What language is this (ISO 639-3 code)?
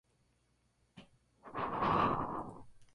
spa